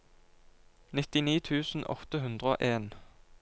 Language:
Norwegian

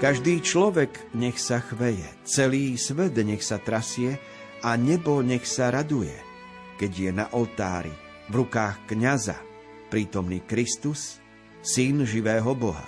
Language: Slovak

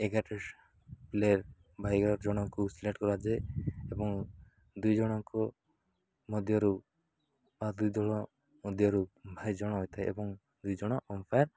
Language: Odia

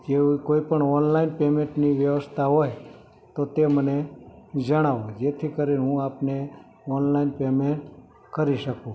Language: Gujarati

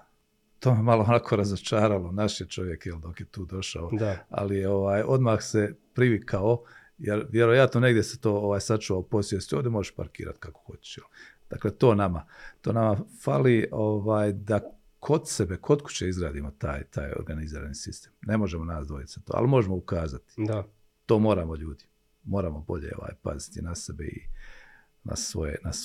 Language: Croatian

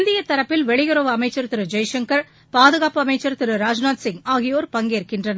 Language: Tamil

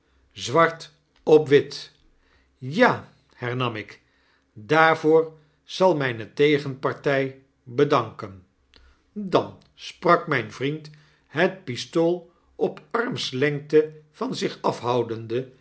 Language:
Dutch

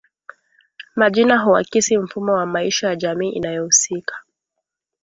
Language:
Swahili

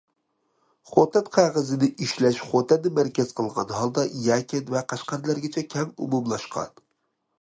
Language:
Uyghur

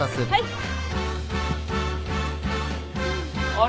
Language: Japanese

